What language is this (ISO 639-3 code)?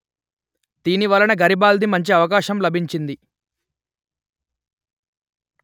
tel